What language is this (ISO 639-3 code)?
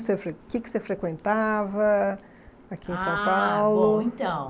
por